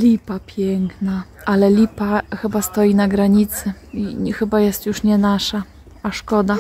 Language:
Polish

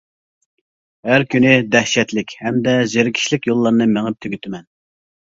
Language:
Uyghur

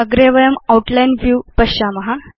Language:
Sanskrit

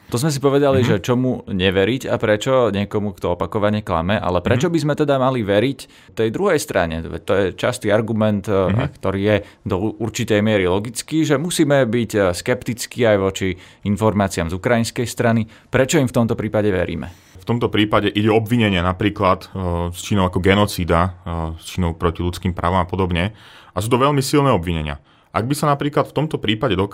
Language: Slovak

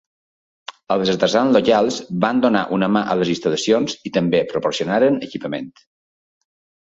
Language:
Catalan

